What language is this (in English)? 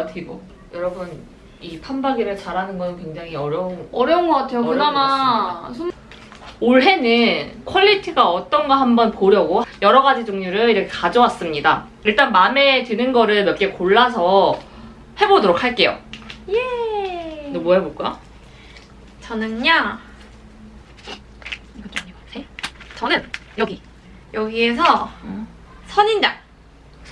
Korean